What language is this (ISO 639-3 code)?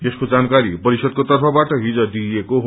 nep